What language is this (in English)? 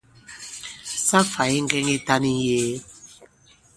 Bankon